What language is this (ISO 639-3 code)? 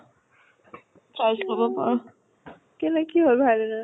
asm